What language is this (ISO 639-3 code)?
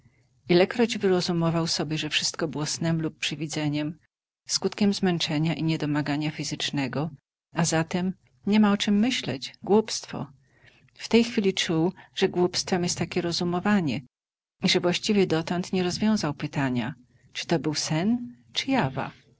pol